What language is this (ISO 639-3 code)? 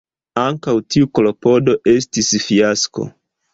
epo